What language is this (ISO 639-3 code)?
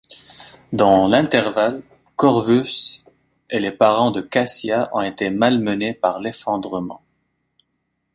fra